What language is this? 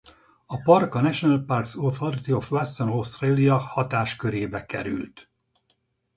Hungarian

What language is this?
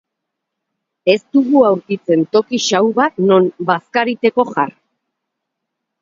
Basque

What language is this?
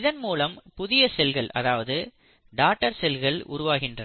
Tamil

